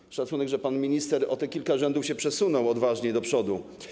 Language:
Polish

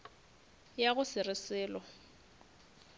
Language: Northern Sotho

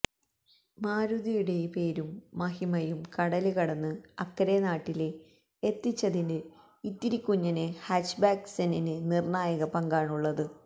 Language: Malayalam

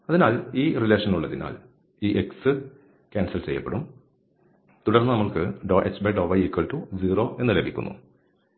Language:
Malayalam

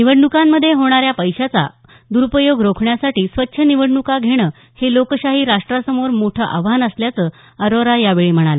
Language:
Marathi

